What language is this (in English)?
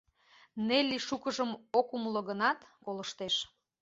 Mari